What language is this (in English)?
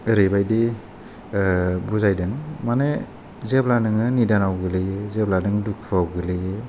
Bodo